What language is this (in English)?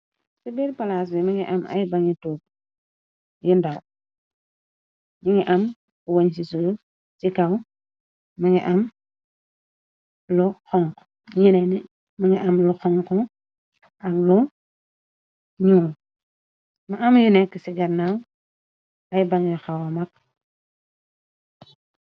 Wolof